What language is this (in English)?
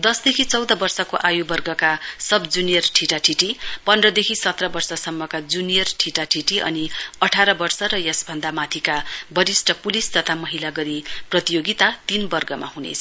Nepali